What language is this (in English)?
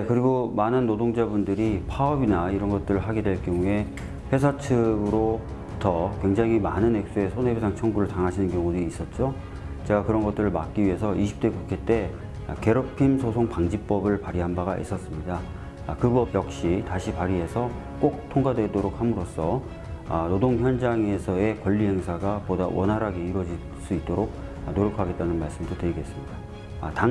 Korean